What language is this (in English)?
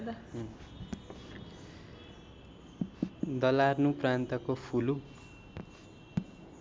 Nepali